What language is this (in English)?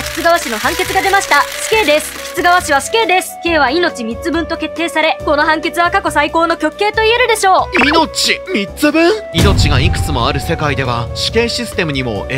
Japanese